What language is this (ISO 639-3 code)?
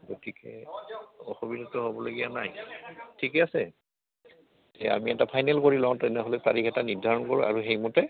asm